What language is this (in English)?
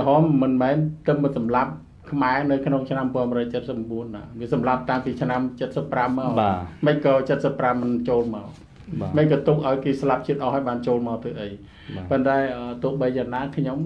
Thai